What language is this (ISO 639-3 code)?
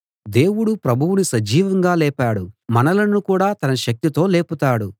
tel